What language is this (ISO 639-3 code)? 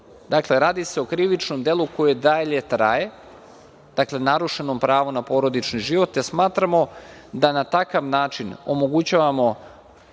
srp